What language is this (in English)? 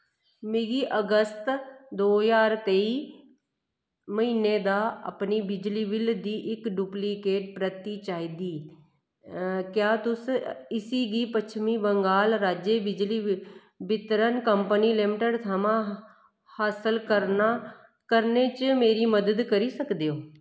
Dogri